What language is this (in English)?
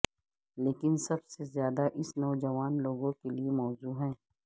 Urdu